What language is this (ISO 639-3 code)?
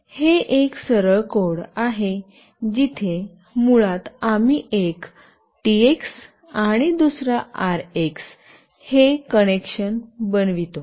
mar